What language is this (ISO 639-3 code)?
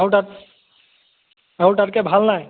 asm